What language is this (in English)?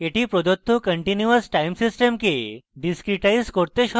Bangla